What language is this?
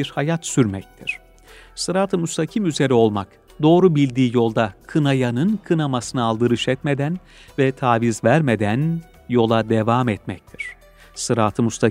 Turkish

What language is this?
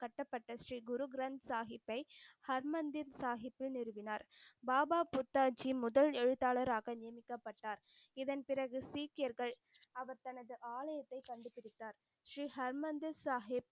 Tamil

